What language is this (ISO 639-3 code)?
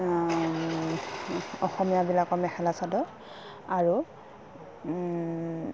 asm